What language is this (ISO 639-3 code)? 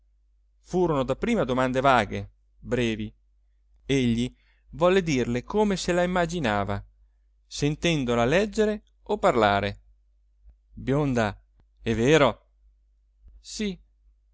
ita